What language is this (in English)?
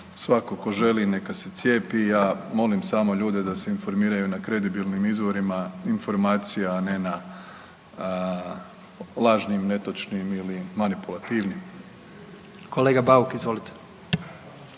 Croatian